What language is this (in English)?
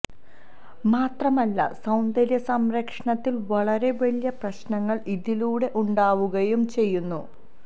Malayalam